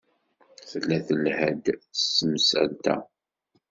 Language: Kabyle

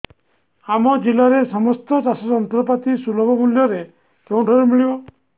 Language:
Odia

